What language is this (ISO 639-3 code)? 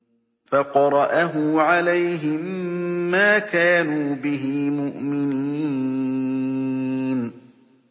ara